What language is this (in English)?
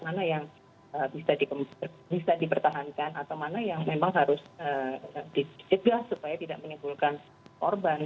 Indonesian